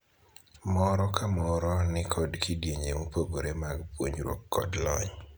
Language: Luo (Kenya and Tanzania)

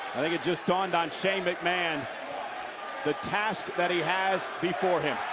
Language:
English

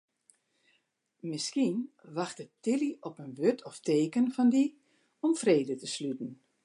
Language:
Western Frisian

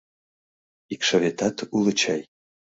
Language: Mari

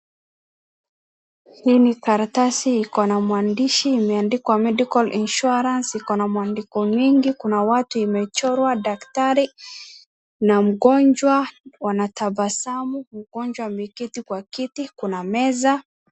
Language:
Swahili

